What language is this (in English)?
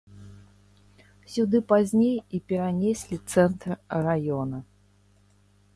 Belarusian